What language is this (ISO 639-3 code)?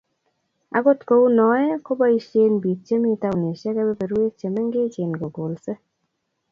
kln